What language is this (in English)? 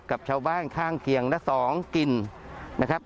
Thai